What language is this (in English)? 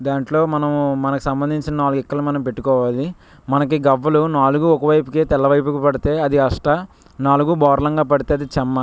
Telugu